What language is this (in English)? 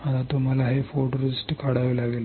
Marathi